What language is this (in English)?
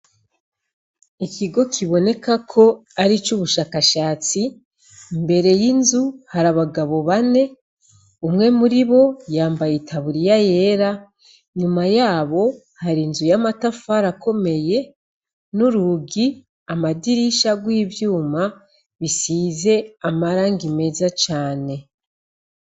Rundi